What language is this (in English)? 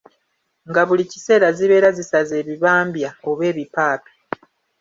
Ganda